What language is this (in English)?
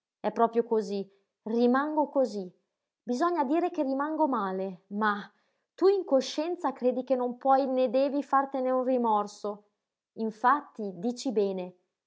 Italian